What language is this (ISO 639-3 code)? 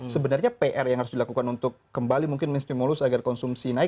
ind